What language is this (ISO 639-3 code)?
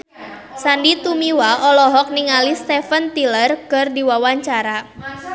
sun